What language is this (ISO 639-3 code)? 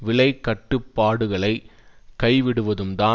tam